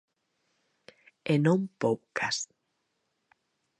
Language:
Galician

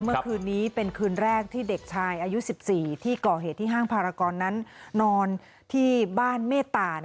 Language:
Thai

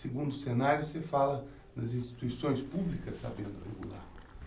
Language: Portuguese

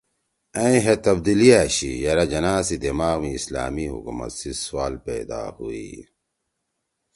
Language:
Torwali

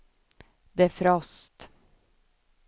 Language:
Swedish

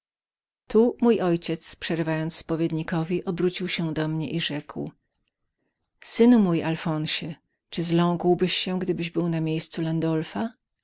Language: Polish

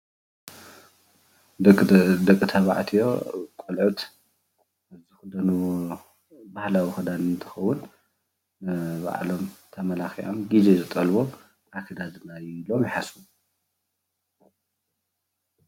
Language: Tigrinya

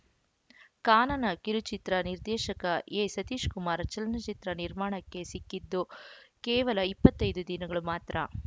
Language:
Kannada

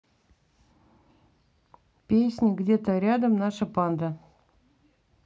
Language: Russian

